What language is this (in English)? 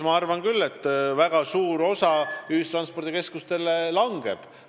Estonian